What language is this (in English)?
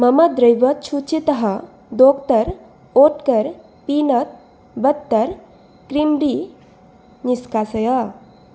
Sanskrit